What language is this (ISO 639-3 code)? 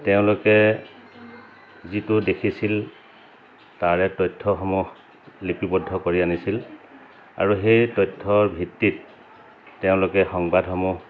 asm